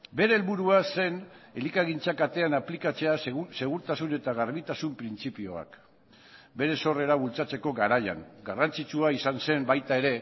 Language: Basque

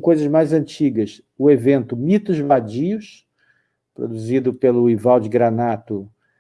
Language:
Portuguese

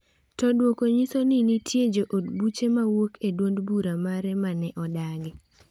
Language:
Luo (Kenya and Tanzania)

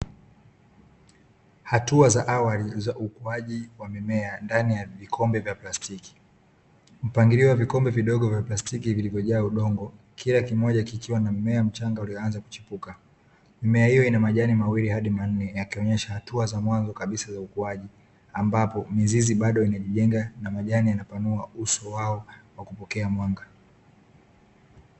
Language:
Swahili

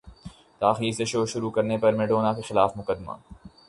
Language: Urdu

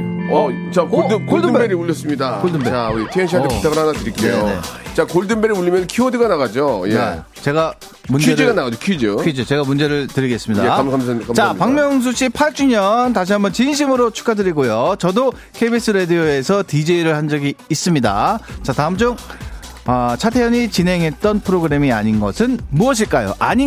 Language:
Korean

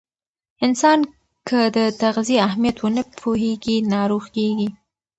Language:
Pashto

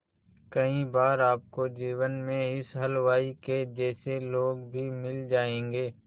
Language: Hindi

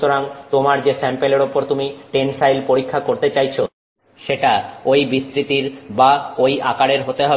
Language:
Bangla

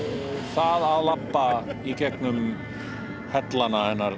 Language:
Icelandic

